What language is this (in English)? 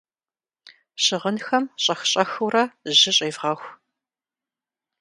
Kabardian